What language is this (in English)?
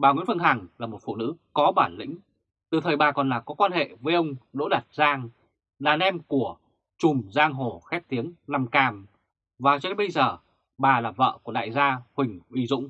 Vietnamese